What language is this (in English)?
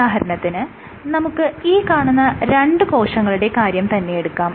Malayalam